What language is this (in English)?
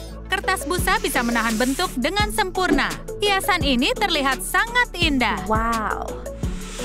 Indonesian